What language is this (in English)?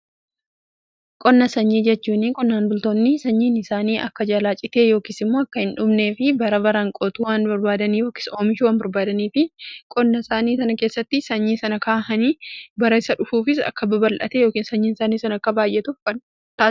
Oromo